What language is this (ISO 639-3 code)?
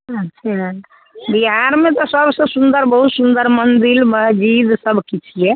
mai